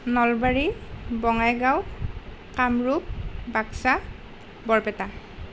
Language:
Assamese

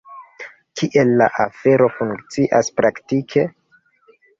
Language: Esperanto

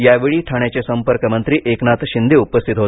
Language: Marathi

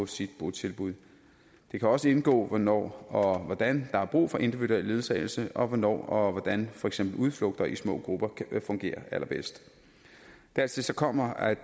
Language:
Danish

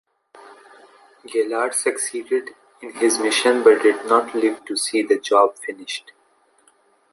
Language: English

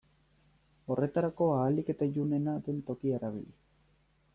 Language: Basque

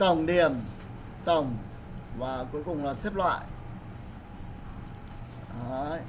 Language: Vietnamese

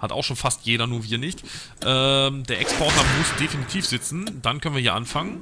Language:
German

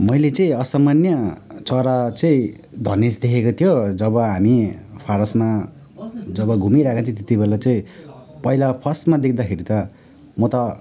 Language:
Nepali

